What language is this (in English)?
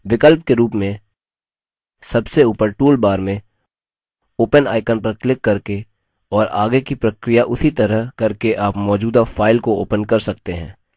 Hindi